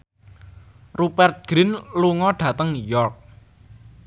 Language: Javanese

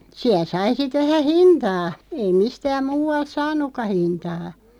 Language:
Finnish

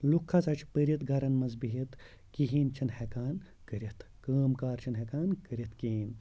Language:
Kashmiri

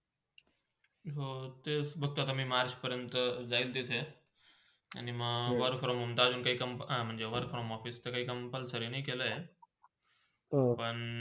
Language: Marathi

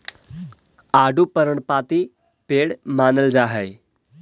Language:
Magahi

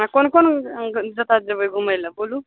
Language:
Maithili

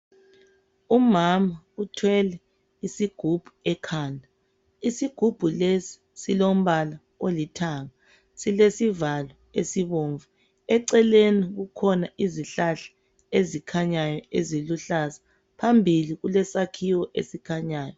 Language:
North Ndebele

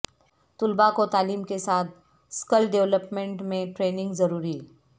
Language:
Urdu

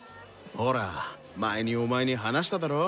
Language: Japanese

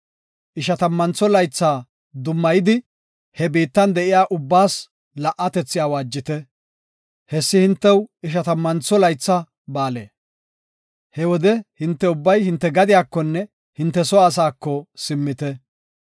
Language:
Gofa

